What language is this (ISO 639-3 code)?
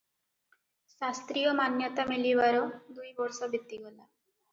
ori